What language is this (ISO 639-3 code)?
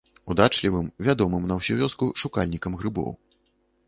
bel